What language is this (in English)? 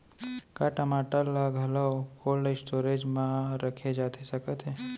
Chhattisgarhi